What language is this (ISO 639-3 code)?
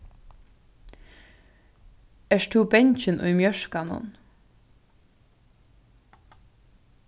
fao